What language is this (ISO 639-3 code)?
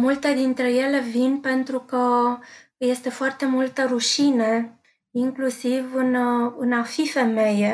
ron